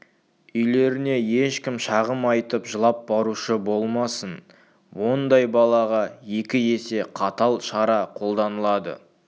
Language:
Kazakh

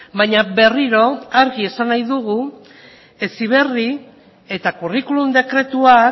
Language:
Basque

